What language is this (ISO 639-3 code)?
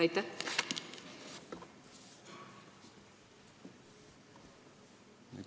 est